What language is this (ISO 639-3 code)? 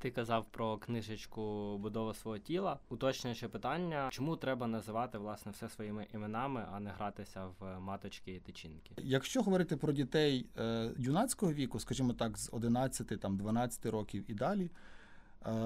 ukr